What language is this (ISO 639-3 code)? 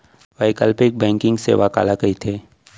hne